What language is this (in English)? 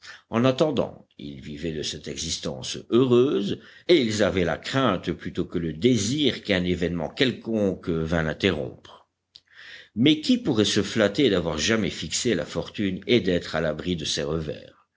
French